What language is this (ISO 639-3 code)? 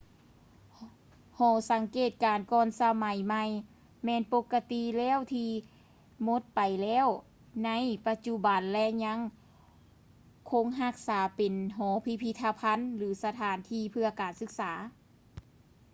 lao